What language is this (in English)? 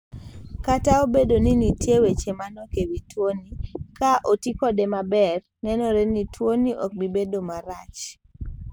Luo (Kenya and Tanzania)